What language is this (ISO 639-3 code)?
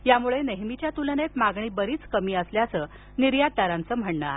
mar